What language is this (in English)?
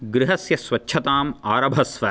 Sanskrit